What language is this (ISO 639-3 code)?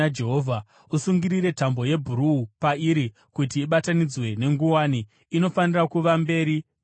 sna